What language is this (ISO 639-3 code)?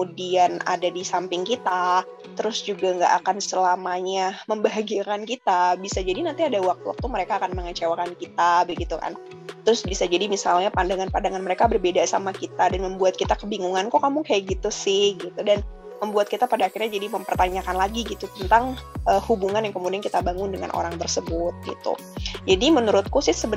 ind